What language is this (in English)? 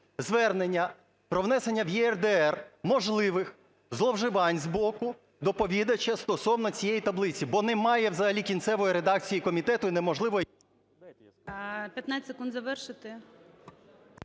Ukrainian